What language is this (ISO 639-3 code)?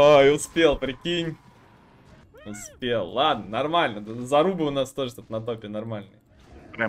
rus